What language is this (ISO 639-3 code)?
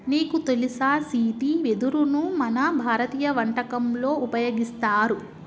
tel